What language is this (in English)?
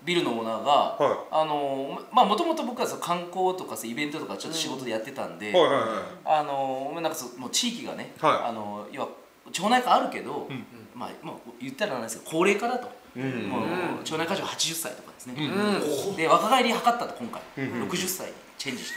Japanese